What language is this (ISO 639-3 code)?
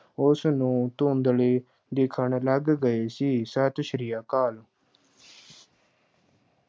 pan